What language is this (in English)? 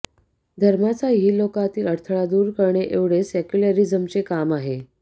Marathi